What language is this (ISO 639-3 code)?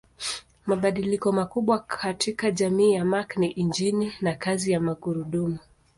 swa